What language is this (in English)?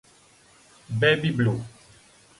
Italian